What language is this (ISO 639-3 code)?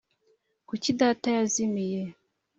kin